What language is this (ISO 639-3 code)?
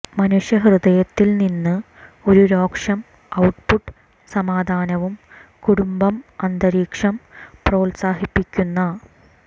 mal